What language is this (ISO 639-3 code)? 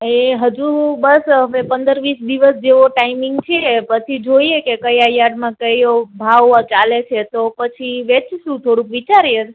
guj